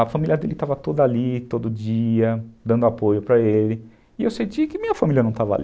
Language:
Portuguese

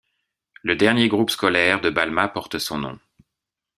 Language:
French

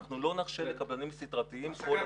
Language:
Hebrew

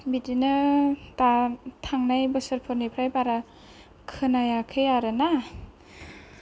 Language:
Bodo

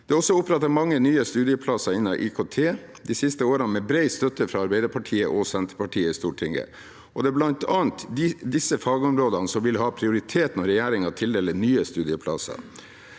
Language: Norwegian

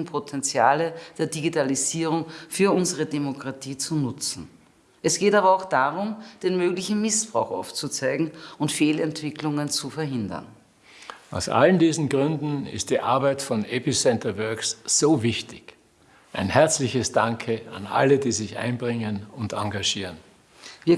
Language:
German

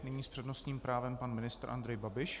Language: Czech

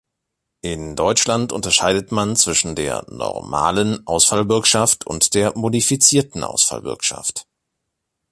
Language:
German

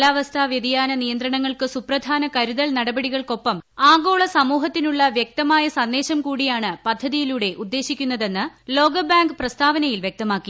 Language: Malayalam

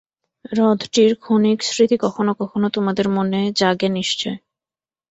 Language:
Bangla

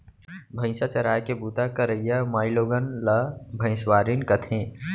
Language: Chhattisgarhi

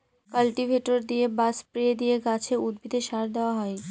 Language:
Bangla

